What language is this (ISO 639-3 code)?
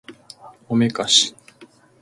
jpn